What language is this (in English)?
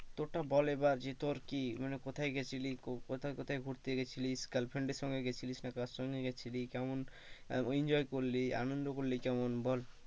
Bangla